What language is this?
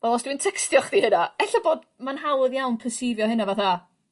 Welsh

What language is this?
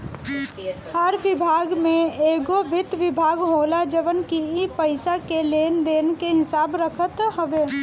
Bhojpuri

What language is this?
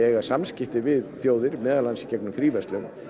Icelandic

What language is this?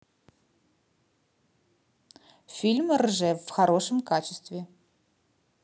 Russian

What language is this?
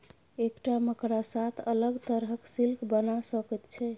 Maithili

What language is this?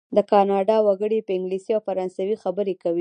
Pashto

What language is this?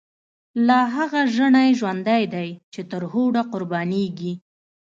Pashto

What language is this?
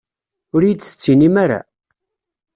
Kabyle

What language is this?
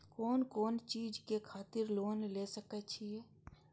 Maithili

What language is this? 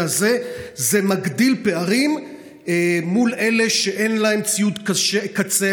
Hebrew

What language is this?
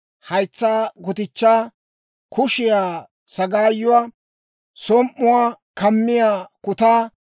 Dawro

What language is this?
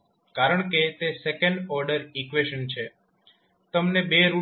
Gujarati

